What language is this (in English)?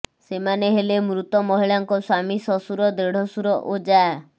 Odia